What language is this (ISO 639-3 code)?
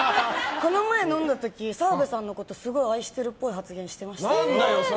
jpn